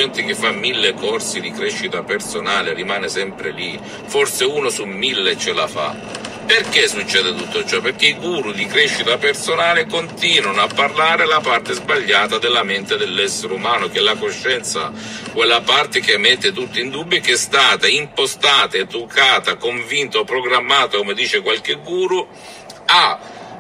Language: Italian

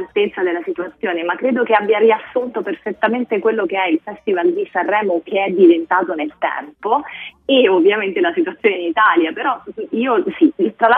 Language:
Italian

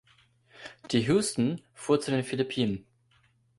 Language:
German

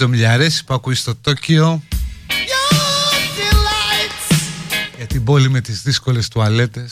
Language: Greek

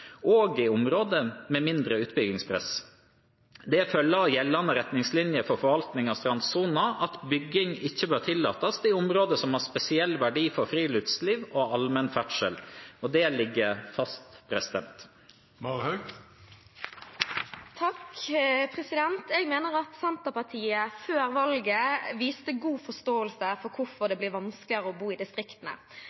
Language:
Norwegian Bokmål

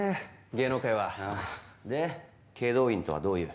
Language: Japanese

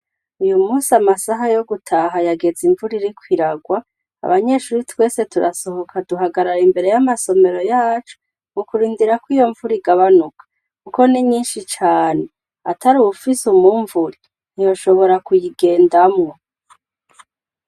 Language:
Rundi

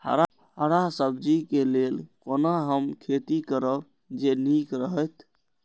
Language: Maithili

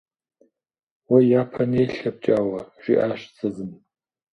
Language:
Kabardian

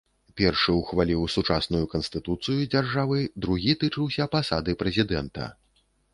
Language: Belarusian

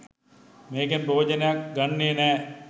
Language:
Sinhala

